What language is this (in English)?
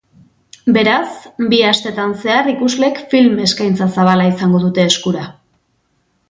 Basque